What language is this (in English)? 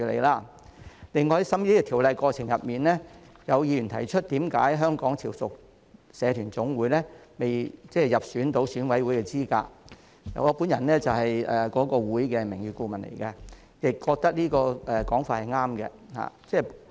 Cantonese